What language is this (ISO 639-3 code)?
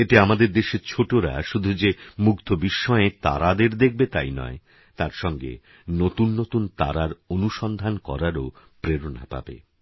ben